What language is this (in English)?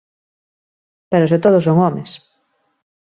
Galician